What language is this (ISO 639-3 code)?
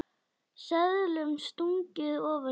isl